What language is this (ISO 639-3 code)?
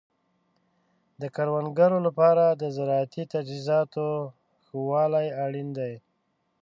pus